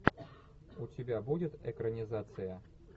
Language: Russian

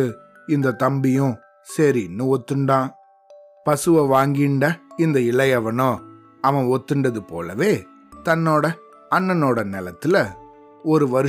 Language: Tamil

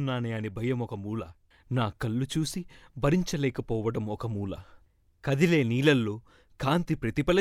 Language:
Telugu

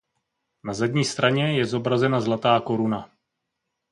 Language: Czech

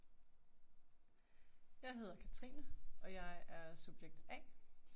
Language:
Danish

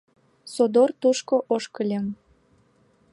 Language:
Mari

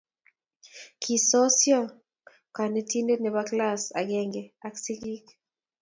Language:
Kalenjin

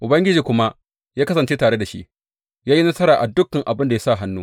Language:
Hausa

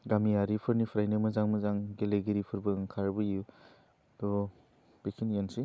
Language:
Bodo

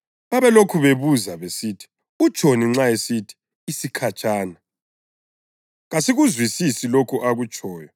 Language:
North Ndebele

